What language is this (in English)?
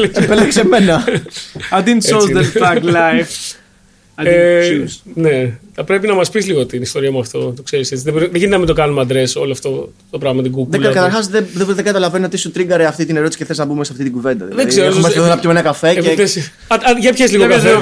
Greek